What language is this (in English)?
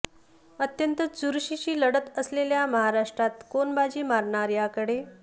Marathi